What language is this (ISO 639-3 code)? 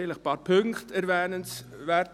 gsw